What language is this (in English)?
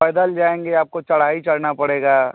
Hindi